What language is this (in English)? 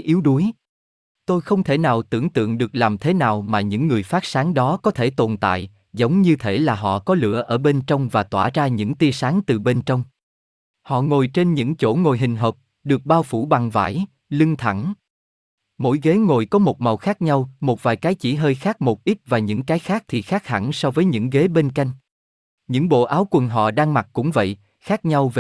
Vietnamese